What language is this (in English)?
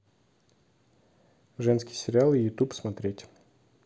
Russian